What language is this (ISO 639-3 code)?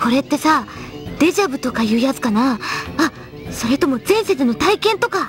jpn